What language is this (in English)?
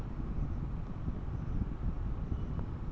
Bangla